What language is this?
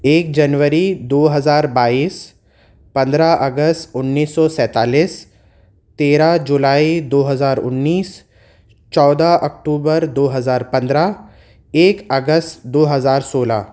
Urdu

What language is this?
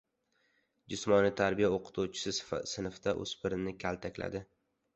Uzbek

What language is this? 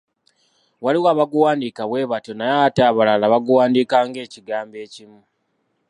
Ganda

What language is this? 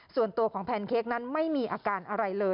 Thai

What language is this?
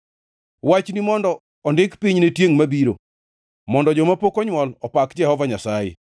Luo (Kenya and Tanzania)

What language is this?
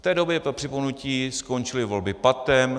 Czech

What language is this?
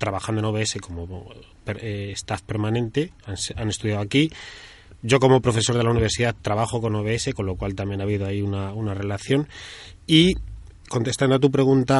Spanish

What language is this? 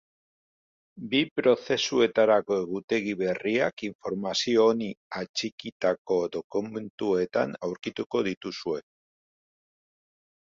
Basque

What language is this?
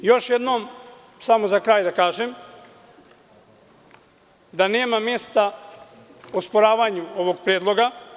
Serbian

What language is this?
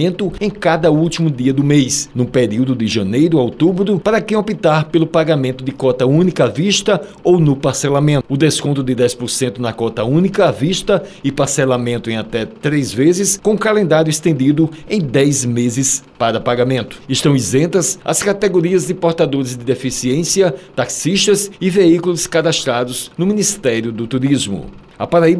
Portuguese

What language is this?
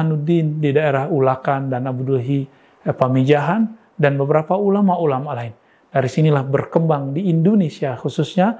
Indonesian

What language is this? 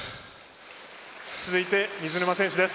Japanese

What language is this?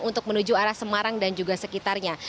Indonesian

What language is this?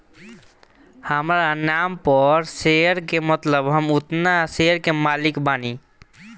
Bhojpuri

